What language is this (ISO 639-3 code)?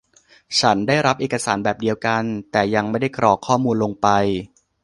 tha